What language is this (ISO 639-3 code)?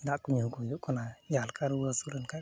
sat